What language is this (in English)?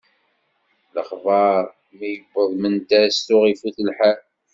Kabyle